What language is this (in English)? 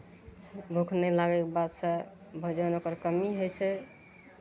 Maithili